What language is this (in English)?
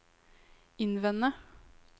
Norwegian